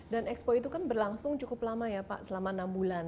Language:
Indonesian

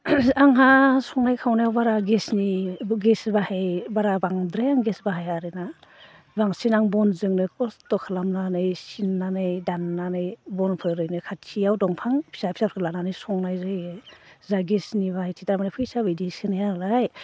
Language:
Bodo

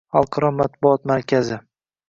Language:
Uzbek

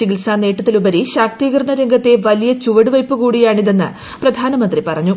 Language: Malayalam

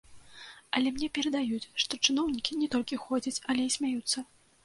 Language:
Belarusian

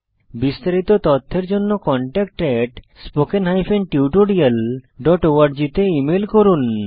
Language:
Bangla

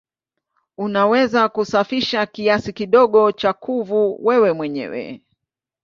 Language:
Swahili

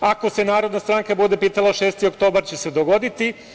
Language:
Serbian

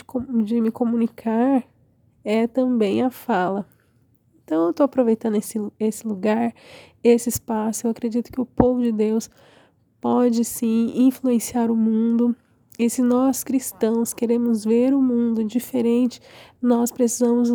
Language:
Portuguese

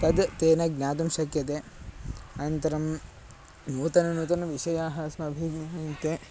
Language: Sanskrit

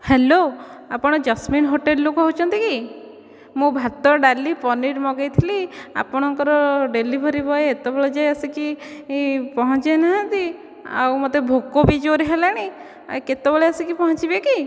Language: Odia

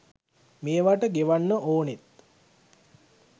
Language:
Sinhala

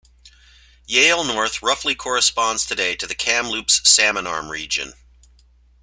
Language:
English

